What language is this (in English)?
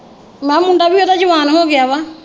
Punjabi